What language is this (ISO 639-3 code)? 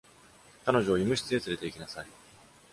jpn